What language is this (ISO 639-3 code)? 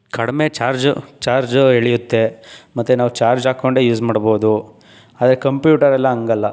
kan